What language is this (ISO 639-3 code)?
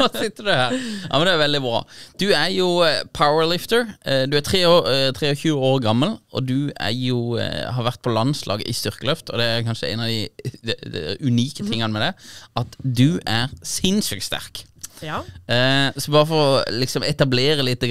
nor